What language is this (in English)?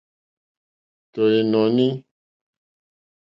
Mokpwe